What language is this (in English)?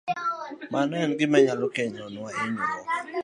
Luo (Kenya and Tanzania)